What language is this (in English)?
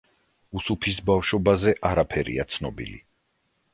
Georgian